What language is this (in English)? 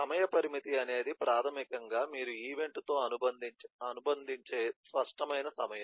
Telugu